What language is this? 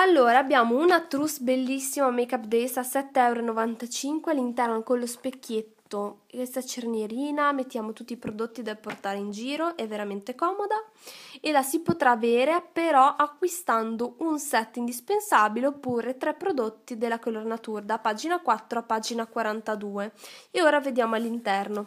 Italian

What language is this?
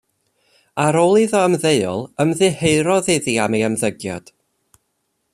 Welsh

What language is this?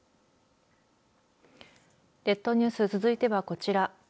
Japanese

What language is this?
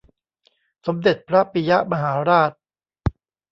Thai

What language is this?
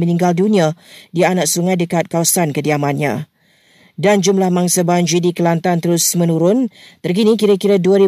Malay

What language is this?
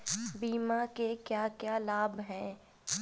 Hindi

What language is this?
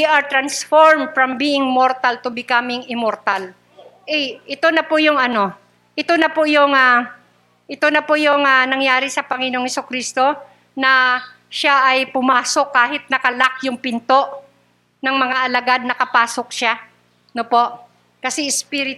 Filipino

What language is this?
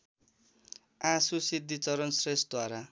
Nepali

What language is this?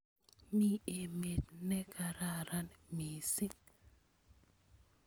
Kalenjin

